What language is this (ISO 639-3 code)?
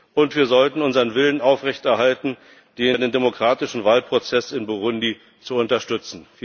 deu